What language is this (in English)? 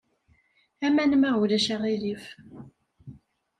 Kabyle